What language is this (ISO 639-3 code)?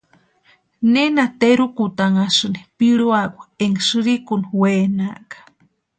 pua